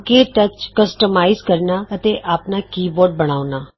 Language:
Punjabi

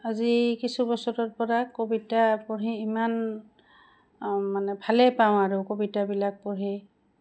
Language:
Assamese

